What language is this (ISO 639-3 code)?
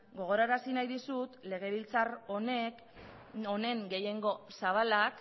eus